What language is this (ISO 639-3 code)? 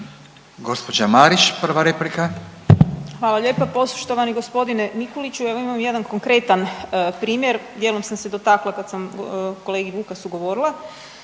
hrv